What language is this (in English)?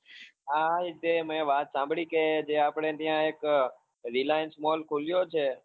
Gujarati